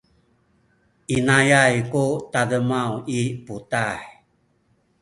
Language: Sakizaya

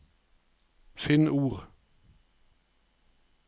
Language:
Norwegian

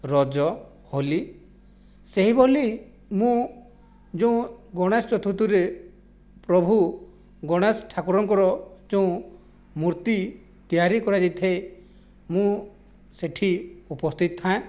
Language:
Odia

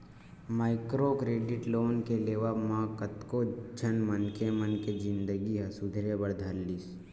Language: Chhattisgarhi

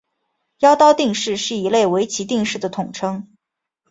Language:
Chinese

